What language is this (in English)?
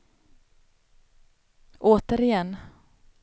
Swedish